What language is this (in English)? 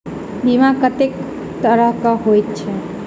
Maithili